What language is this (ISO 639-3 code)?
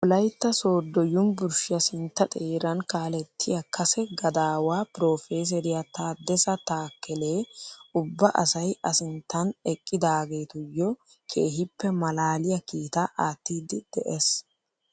wal